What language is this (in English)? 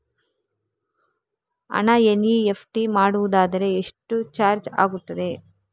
Kannada